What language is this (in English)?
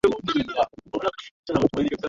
Swahili